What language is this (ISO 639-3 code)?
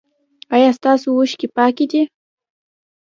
pus